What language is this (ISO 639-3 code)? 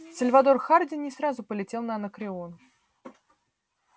rus